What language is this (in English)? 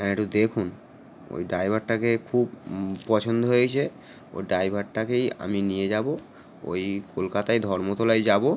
Bangla